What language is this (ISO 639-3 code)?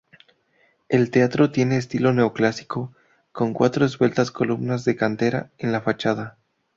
spa